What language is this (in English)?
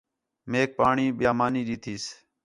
Khetrani